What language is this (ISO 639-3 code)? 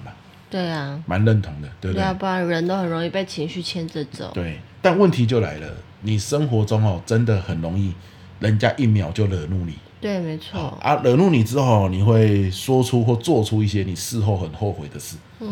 zho